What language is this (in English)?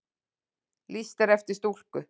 Icelandic